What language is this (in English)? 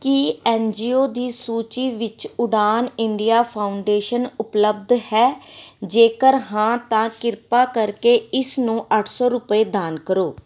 Punjabi